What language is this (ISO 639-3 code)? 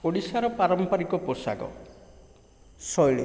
ori